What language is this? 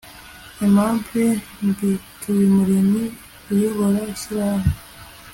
Kinyarwanda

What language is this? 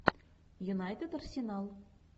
Russian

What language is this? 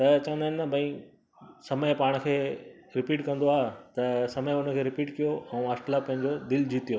Sindhi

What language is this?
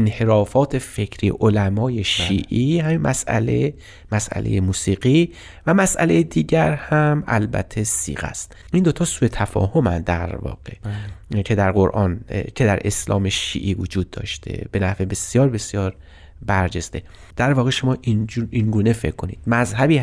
Persian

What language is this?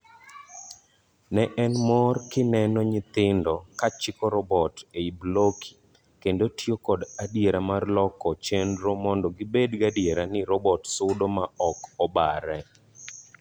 Luo (Kenya and Tanzania)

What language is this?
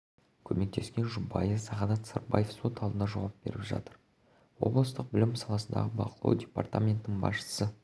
Kazakh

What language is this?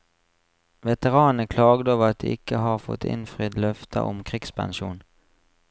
Norwegian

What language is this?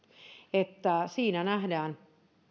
Finnish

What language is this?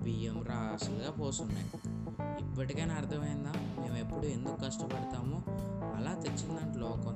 Telugu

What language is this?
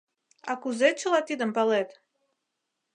Mari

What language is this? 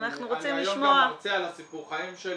Hebrew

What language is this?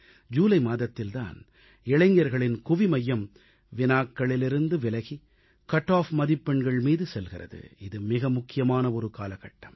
Tamil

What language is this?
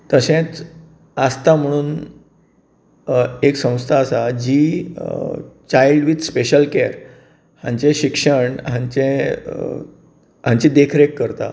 Konkani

